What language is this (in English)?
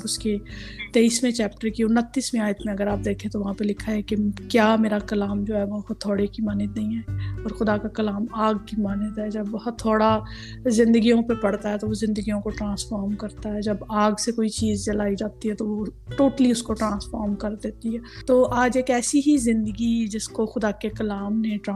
Urdu